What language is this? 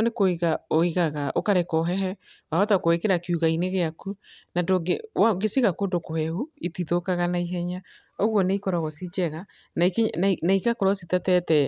Kikuyu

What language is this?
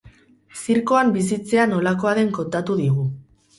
Basque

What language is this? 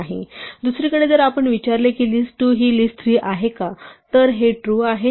Marathi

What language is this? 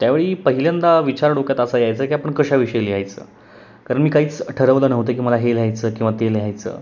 Marathi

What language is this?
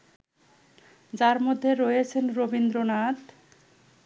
Bangla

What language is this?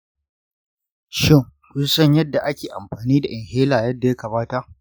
Hausa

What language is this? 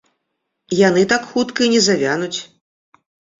Belarusian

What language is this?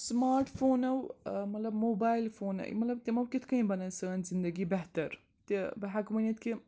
Kashmiri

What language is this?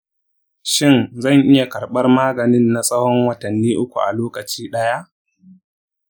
Hausa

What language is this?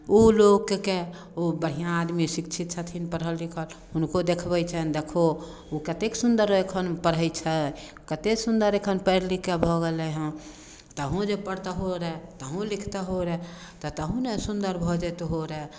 Maithili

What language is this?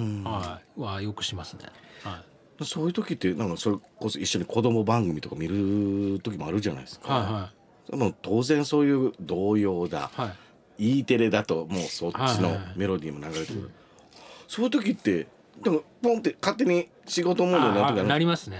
Japanese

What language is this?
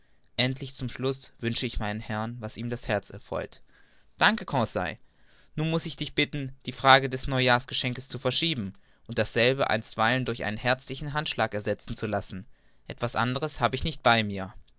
German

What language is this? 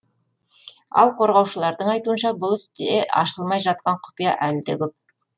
Kazakh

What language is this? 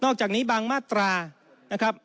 Thai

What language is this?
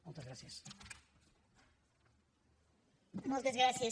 Catalan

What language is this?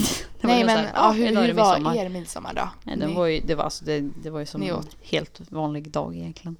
Swedish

